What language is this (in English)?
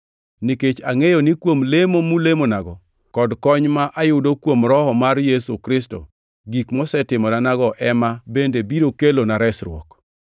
Luo (Kenya and Tanzania)